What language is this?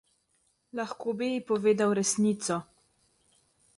Slovenian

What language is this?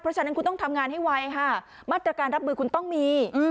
Thai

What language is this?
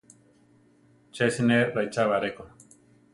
Central Tarahumara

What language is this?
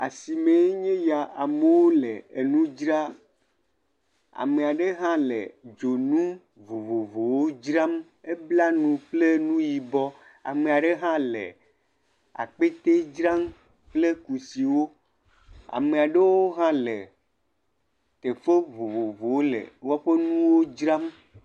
Ewe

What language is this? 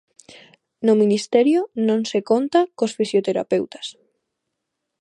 Galician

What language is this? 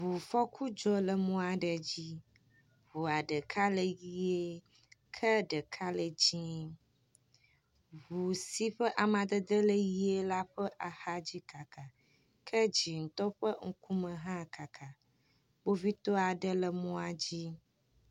Ewe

